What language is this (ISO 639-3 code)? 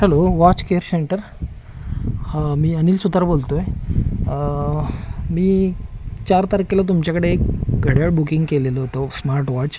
mar